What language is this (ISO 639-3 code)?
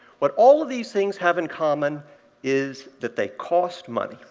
eng